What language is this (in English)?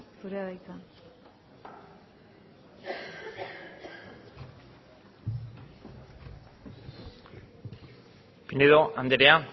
Basque